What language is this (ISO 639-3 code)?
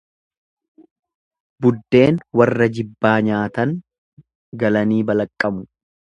orm